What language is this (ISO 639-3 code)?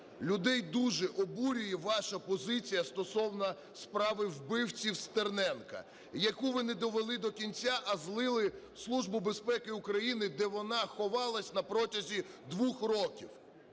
ukr